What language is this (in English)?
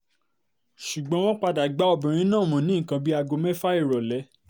Yoruba